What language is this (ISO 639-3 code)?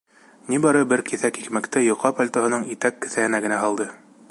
bak